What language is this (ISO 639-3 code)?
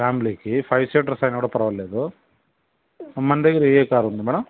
tel